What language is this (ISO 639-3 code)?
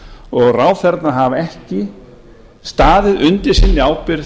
isl